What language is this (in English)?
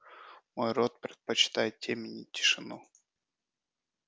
Russian